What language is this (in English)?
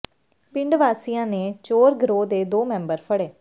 Punjabi